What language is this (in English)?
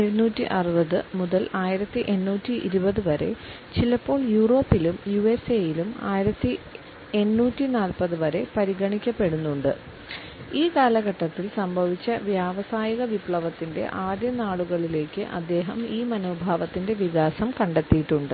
Malayalam